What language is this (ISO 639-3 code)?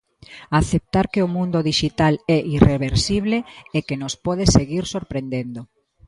glg